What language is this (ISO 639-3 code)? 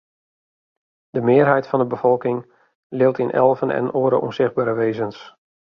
fry